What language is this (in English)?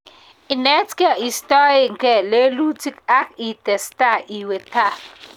Kalenjin